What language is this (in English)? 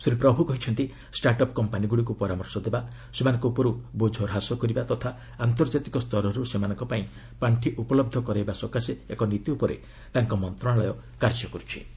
Odia